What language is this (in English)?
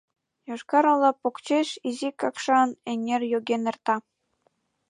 Mari